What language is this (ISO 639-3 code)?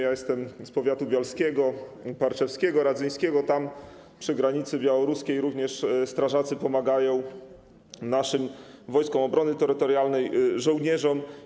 pol